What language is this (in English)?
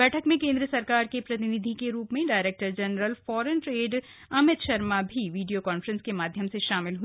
Hindi